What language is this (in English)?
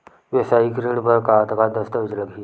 Chhattisgarhi